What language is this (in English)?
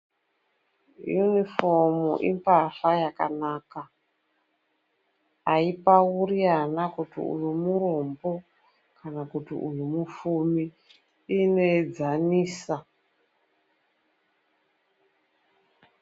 Ndau